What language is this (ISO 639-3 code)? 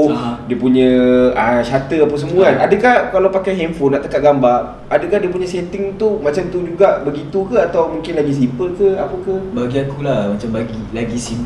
msa